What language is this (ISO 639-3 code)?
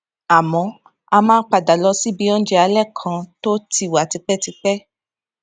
yor